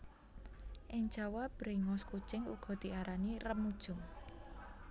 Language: Javanese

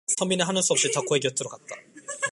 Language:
Korean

